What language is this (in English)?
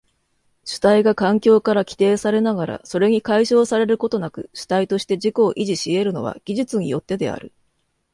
Japanese